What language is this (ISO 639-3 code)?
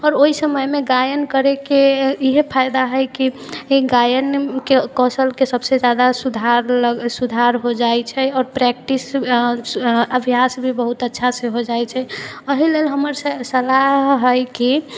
mai